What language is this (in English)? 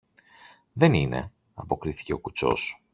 Greek